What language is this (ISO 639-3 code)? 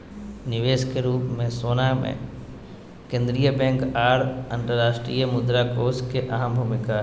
mag